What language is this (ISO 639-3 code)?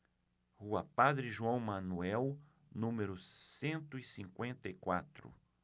por